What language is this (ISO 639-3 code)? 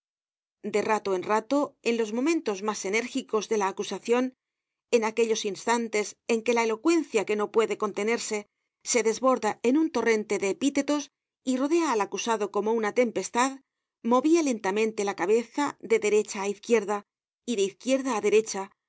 spa